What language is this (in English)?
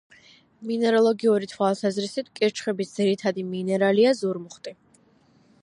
Georgian